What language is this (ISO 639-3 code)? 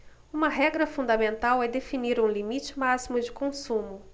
por